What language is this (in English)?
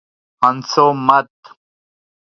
Urdu